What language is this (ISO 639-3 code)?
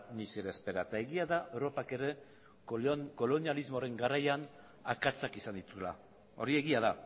eus